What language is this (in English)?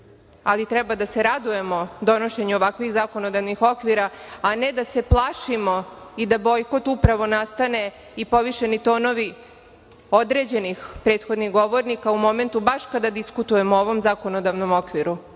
Serbian